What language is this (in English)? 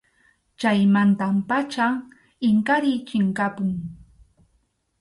Arequipa-La Unión Quechua